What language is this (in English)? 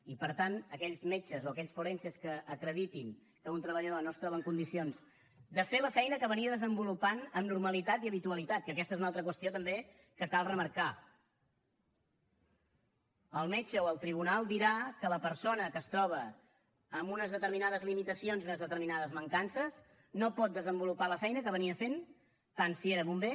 Catalan